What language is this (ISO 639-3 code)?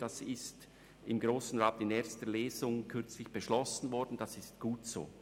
gsw